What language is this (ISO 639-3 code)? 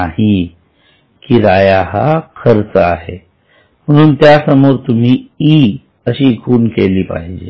mar